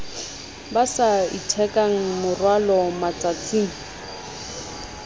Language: Southern Sotho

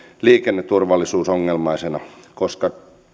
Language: Finnish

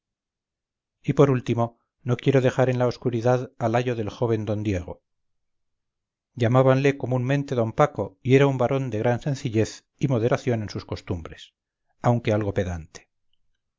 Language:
Spanish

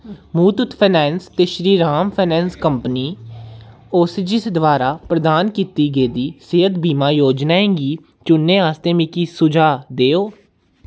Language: Dogri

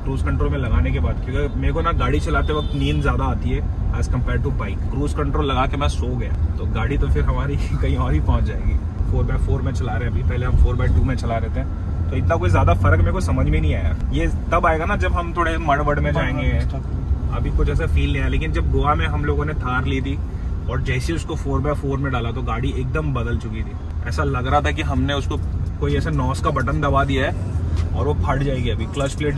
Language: Hindi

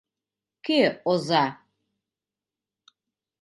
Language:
Mari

